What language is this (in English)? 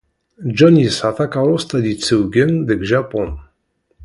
Kabyle